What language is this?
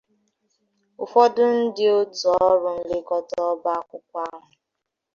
Igbo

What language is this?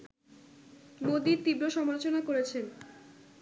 Bangla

